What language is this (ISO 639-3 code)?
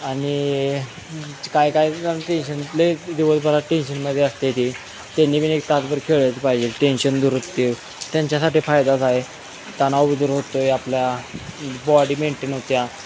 mar